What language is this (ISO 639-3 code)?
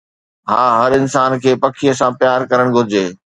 snd